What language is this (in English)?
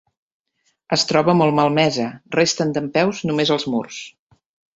Catalan